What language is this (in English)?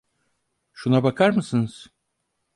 Turkish